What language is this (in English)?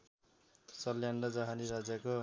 Nepali